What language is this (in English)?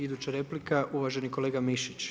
Croatian